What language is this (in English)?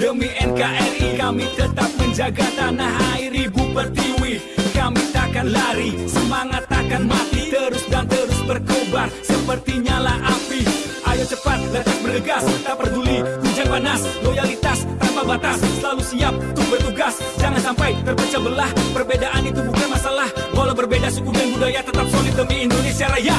Indonesian